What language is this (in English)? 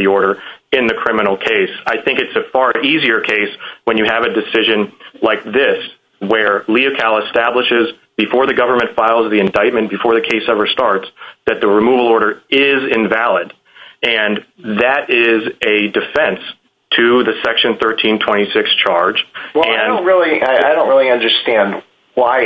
English